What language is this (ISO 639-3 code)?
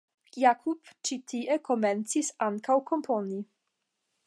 epo